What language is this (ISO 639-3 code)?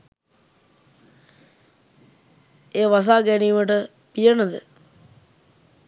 sin